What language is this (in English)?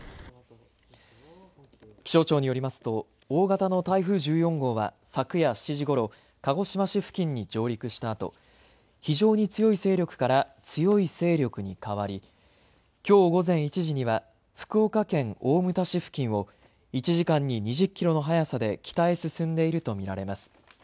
Japanese